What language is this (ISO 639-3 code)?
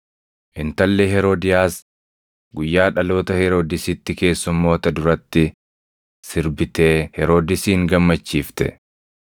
orm